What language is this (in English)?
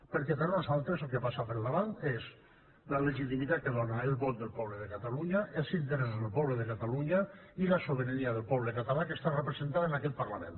Catalan